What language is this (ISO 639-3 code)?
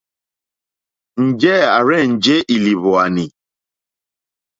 bri